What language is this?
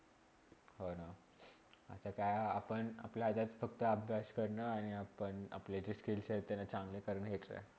Marathi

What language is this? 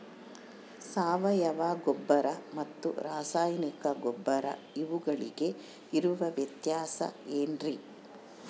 Kannada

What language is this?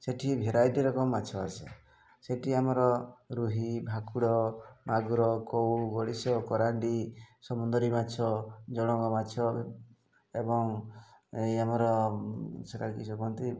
Odia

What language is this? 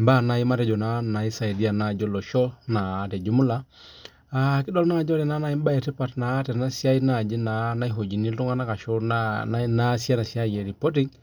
Masai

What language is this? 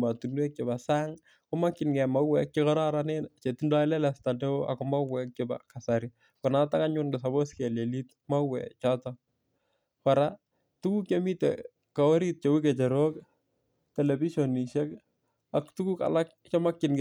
Kalenjin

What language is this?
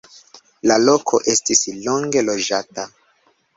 Esperanto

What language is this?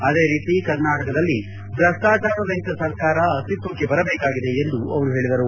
Kannada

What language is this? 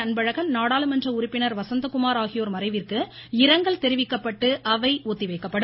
Tamil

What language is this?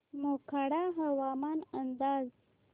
Marathi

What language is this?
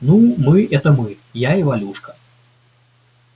Russian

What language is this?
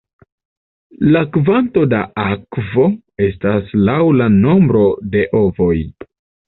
Esperanto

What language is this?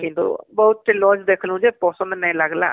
Odia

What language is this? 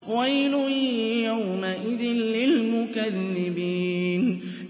Arabic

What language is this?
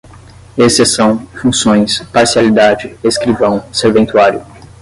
Portuguese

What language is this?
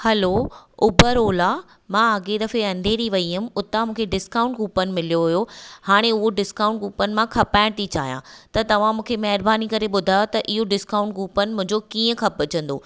Sindhi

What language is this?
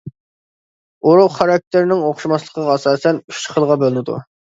Uyghur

